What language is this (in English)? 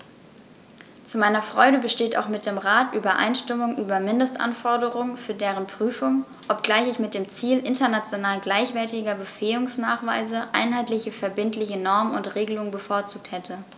German